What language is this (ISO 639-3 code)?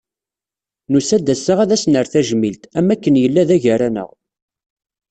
kab